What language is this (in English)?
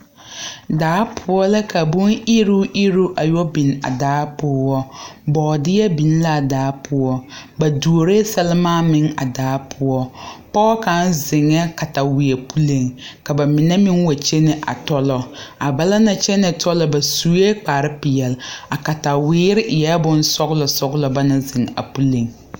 Southern Dagaare